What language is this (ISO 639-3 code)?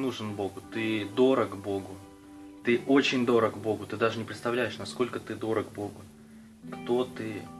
rus